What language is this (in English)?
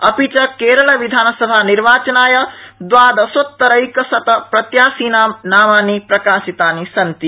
Sanskrit